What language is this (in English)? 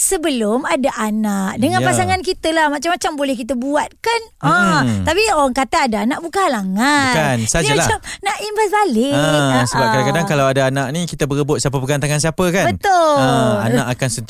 Malay